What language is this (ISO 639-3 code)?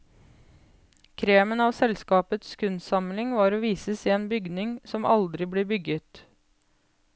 nor